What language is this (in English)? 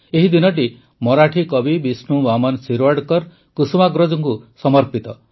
Odia